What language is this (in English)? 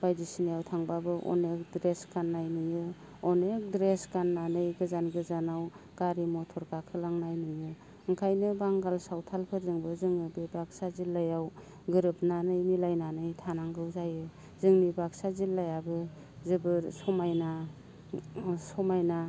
Bodo